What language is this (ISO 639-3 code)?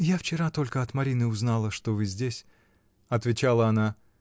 rus